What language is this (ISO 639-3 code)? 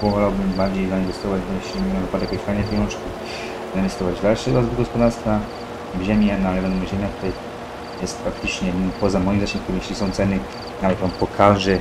pol